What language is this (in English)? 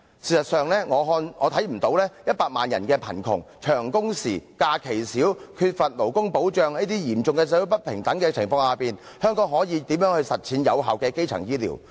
Cantonese